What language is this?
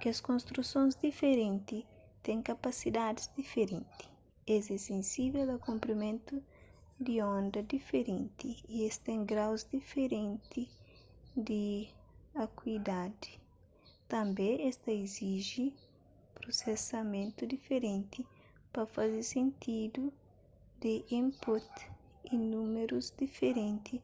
Kabuverdianu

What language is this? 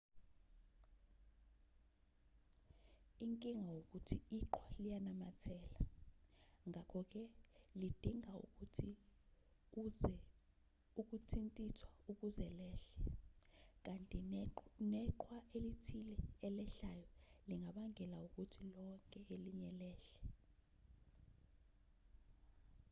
Zulu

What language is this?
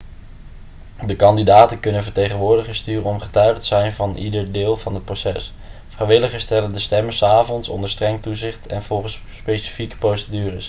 Dutch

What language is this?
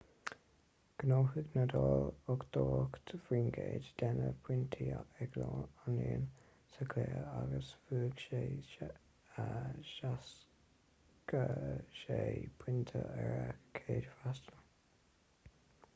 Irish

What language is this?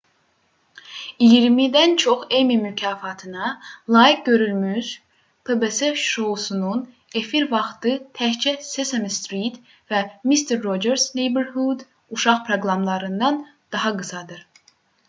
Azerbaijani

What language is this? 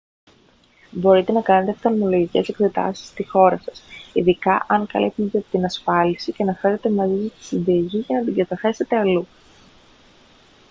Greek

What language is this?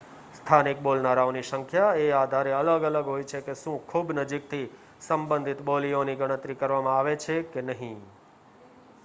Gujarati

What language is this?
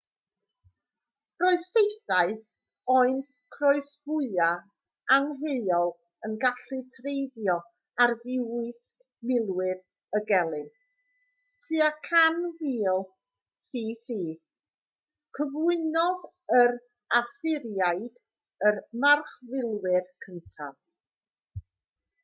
Welsh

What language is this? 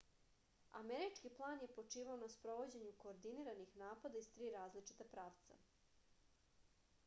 Serbian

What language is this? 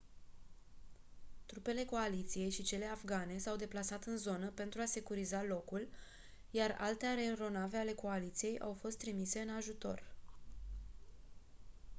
Romanian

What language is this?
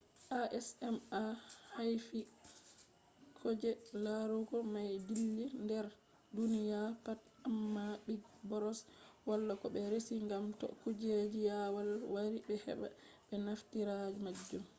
Fula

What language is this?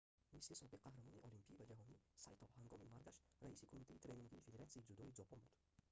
Tajik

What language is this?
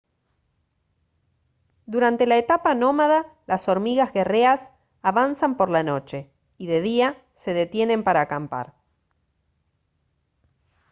Spanish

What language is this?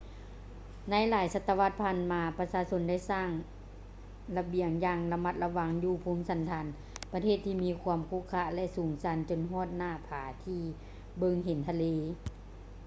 Lao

